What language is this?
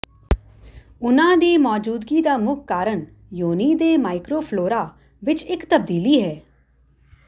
Punjabi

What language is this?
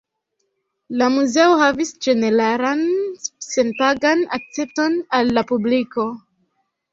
Esperanto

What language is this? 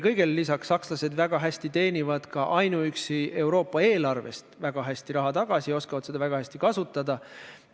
Estonian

